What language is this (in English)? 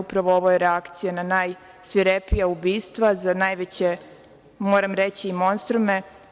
Serbian